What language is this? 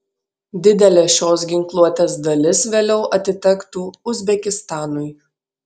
Lithuanian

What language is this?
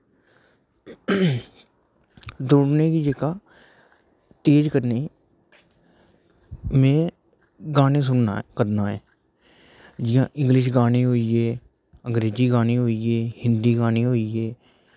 Dogri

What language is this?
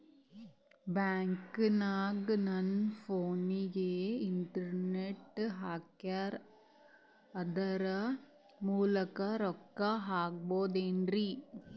Kannada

